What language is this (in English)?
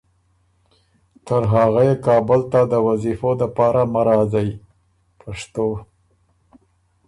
Ormuri